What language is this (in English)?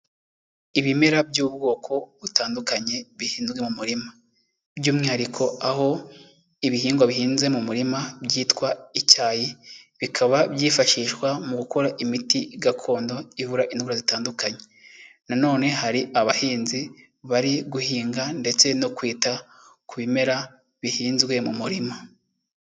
Kinyarwanda